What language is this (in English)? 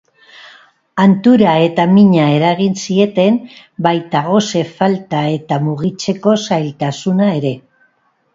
Basque